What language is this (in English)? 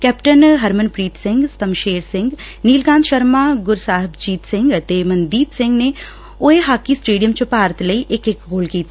Punjabi